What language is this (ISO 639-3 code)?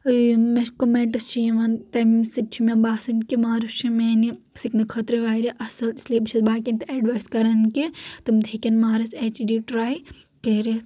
kas